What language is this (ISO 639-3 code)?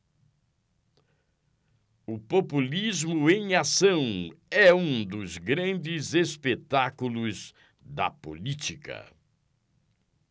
por